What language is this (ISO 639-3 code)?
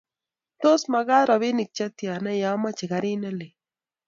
kln